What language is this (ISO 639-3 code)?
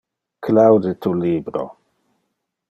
ina